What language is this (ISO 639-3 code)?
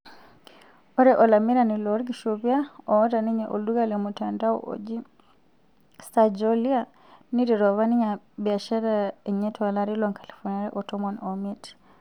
mas